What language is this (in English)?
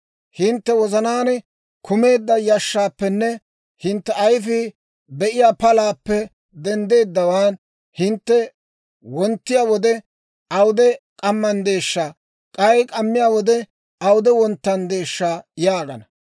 Dawro